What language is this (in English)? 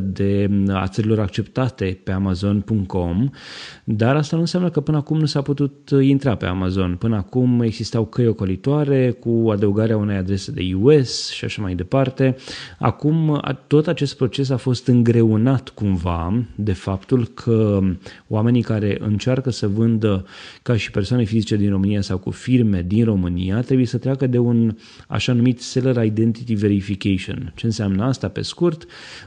Romanian